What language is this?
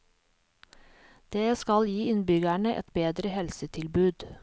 Norwegian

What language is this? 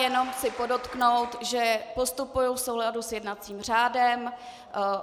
Czech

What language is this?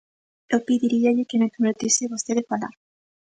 Galician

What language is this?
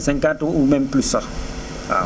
Wolof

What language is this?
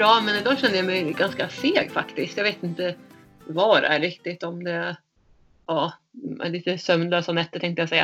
Swedish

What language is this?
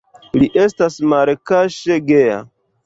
Esperanto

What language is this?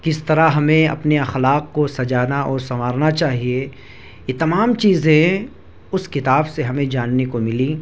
Urdu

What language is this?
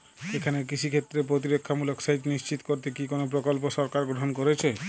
Bangla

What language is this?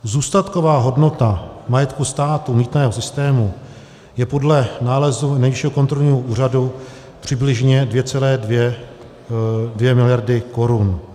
Czech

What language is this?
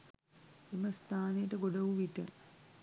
Sinhala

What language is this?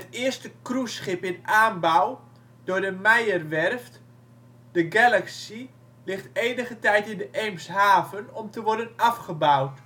Dutch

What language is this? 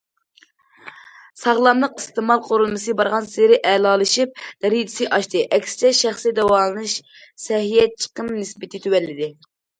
Uyghur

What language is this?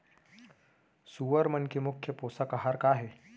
Chhattisgarhi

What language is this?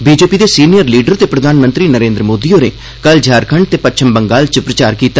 Dogri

